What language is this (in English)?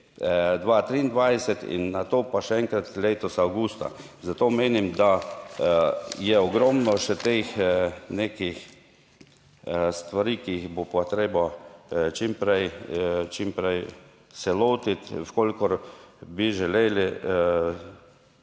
Slovenian